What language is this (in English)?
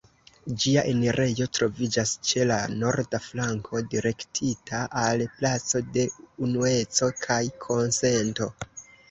Esperanto